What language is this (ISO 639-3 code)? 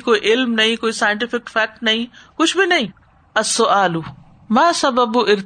urd